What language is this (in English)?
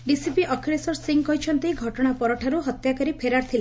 Odia